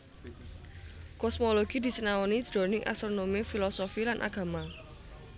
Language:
Javanese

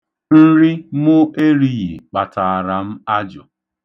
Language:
Igbo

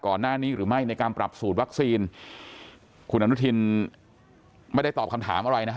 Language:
Thai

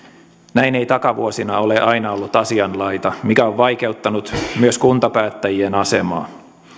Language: Finnish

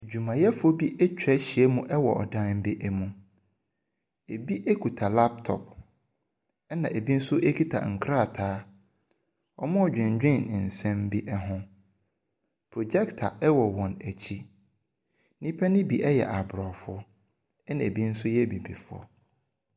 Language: Akan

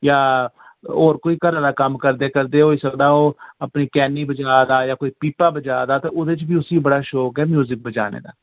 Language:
Dogri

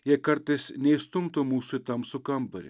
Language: Lithuanian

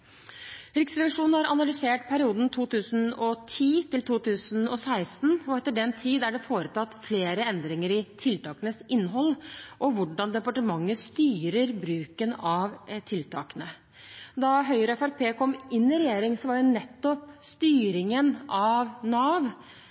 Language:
Norwegian Bokmål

